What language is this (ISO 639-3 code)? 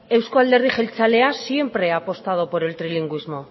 spa